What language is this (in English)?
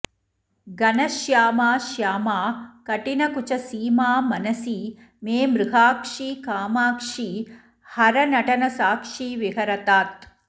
Sanskrit